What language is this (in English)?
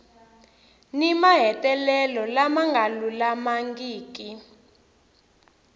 Tsonga